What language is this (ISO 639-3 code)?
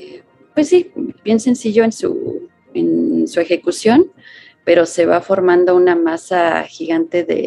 spa